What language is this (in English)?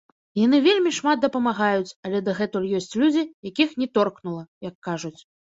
Belarusian